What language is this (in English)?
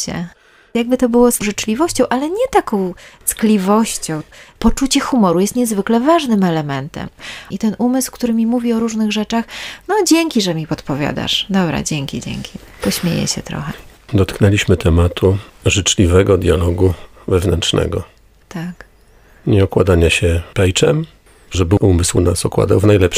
Polish